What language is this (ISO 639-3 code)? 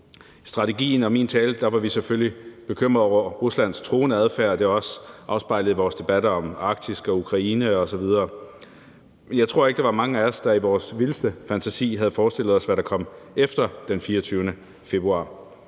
dan